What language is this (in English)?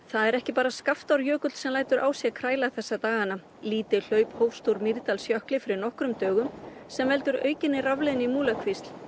Icelandic